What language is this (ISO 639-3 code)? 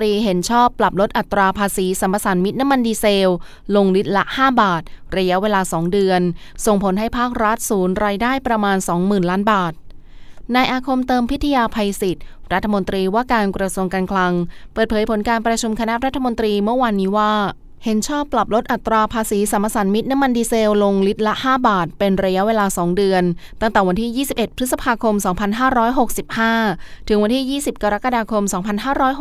tha